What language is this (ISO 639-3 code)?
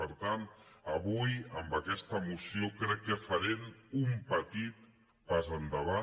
cat